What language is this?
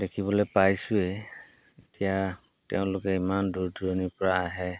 Assamese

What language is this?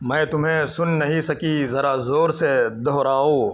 Urdu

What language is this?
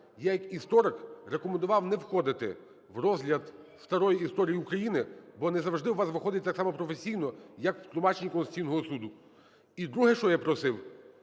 Ukrainian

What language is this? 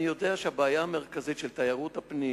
Hebrew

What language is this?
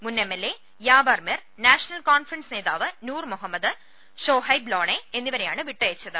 Malayalam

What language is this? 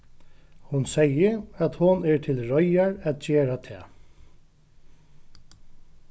Faroese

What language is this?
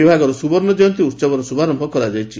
Odia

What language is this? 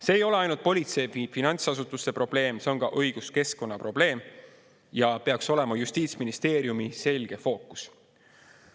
Estonian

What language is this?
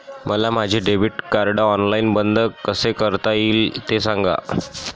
Marathi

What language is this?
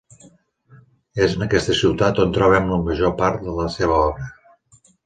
Catalan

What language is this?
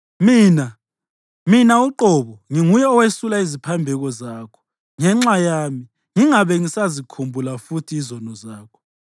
North Ndebele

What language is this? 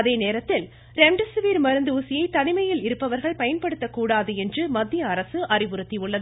Tamil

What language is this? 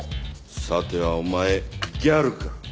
Japanese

